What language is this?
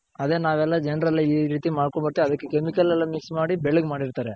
Kannada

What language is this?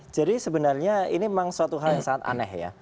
Indonesian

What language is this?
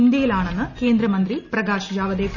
Malayalam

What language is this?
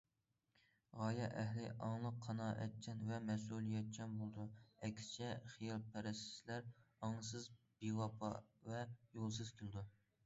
Uyghur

